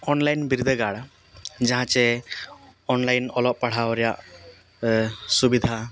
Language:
Santali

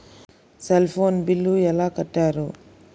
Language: Telugu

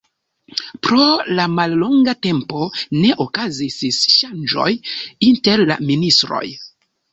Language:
Esperanto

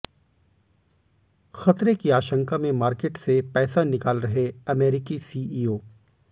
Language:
Hindi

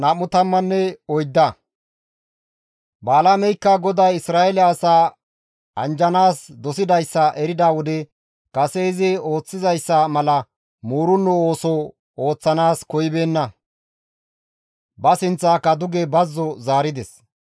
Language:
Gamo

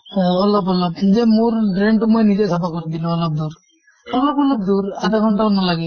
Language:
Assamese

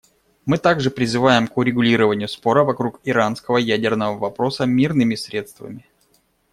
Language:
Russian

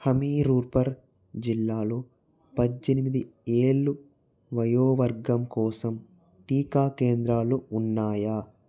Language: Telugu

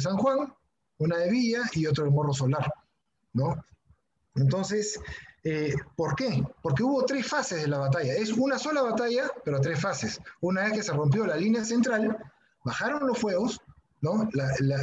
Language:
Spanish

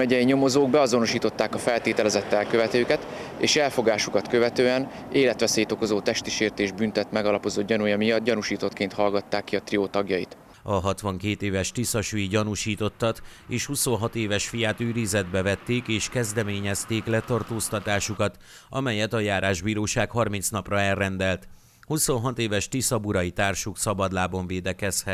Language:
Hungarian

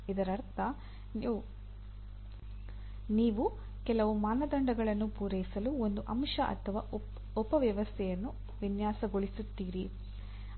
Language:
Kannada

